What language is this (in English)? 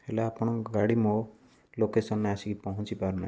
Odia